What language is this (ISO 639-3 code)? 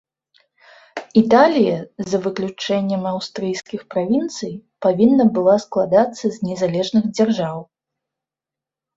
bel